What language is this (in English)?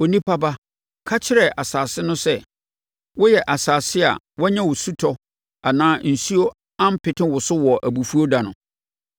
Akan